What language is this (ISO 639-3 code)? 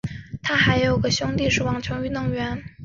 zho